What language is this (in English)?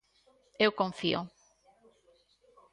Galician